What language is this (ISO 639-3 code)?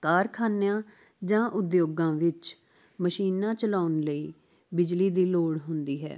pan